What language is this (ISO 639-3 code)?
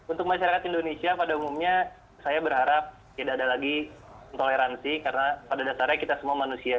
ind